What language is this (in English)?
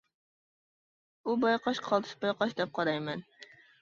Uyghur